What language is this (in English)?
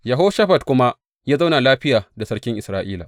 Hausa